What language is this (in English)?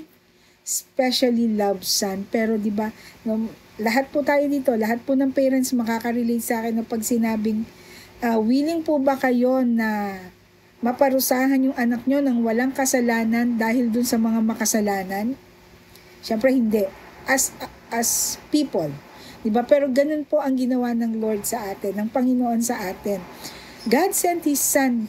Filipino